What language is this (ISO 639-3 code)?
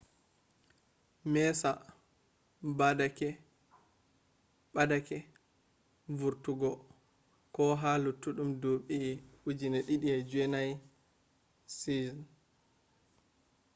ful